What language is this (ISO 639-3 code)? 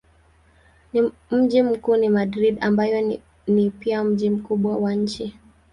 swa